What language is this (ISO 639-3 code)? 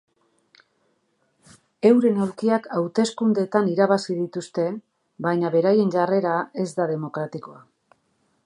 eus